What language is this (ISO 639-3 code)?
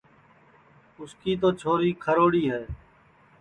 ssi